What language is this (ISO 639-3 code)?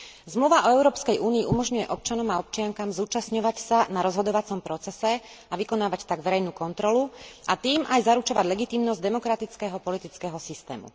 slk